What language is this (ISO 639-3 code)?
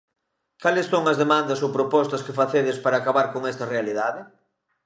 glg